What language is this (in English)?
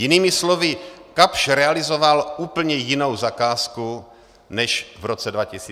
Czech